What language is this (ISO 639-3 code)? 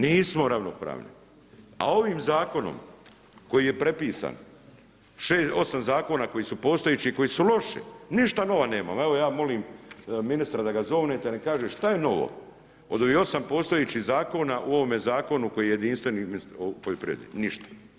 hrv